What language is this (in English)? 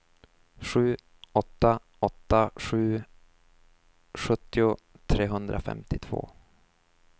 Swedish